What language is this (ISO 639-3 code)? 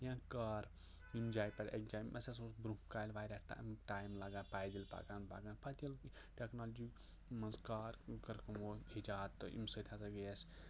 kas